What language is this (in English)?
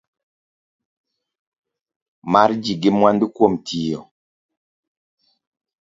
Luo (Kenya and Tanzania)